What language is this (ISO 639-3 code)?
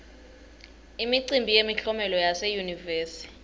ssw